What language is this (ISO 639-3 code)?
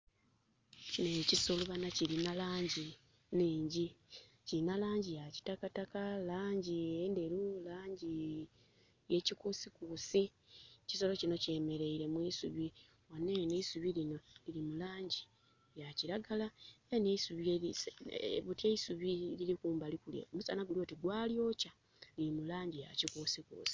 xog